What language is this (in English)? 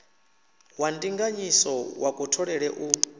Venda